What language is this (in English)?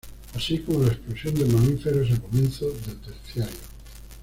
Spanish